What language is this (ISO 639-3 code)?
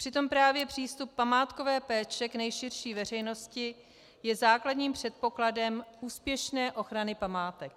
ces